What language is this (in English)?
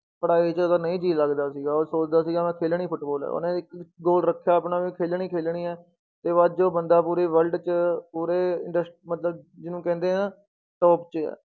Punjabi